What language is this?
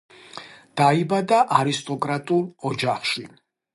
Georgian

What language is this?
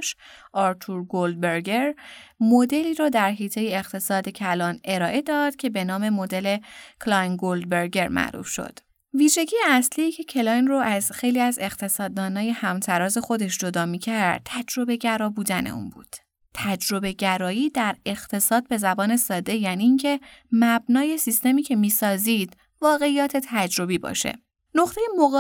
Persian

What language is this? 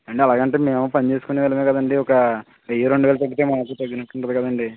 Telugu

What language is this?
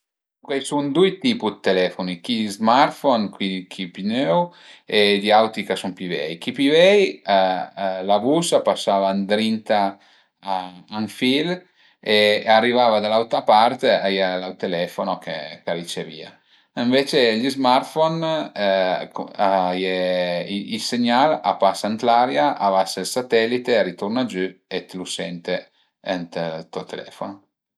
Piedmontese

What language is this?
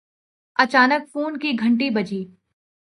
Urdu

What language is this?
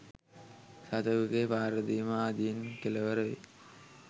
Sinhala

